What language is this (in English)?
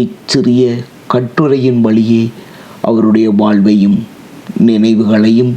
Tamil